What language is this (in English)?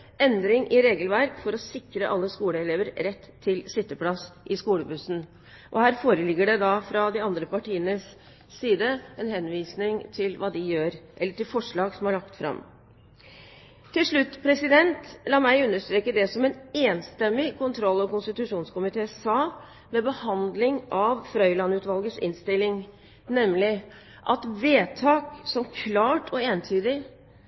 Norwegian Bokmål